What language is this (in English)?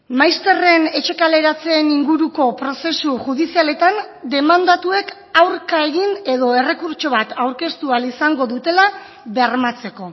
Basque